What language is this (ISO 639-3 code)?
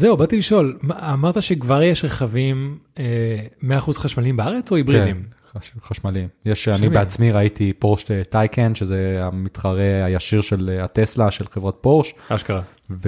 heb